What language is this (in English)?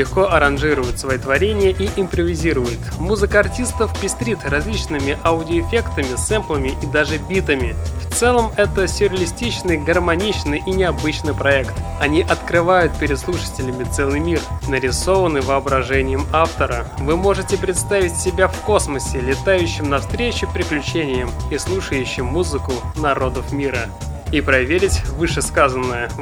Russian